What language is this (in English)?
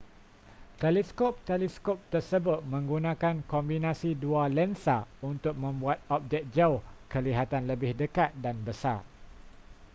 Malay